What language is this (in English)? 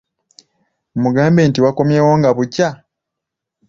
Ganda